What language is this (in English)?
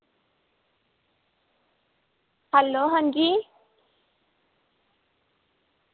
Dogri